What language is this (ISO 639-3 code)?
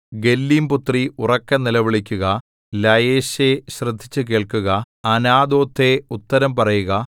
mal